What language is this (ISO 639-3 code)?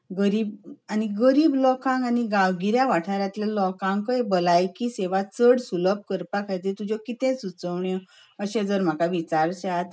kok